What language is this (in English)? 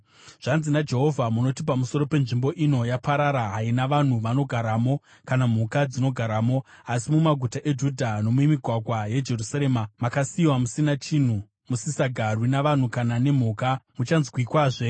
Shona